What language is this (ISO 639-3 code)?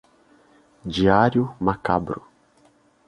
por